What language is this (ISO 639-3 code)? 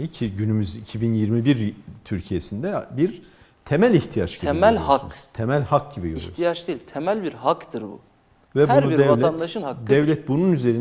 tur